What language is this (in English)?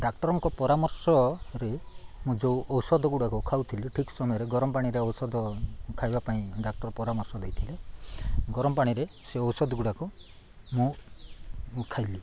Odia